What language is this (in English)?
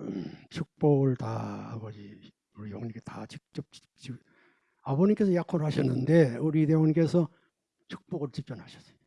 Korean